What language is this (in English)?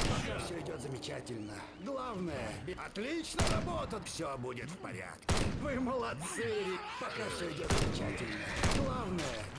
Russian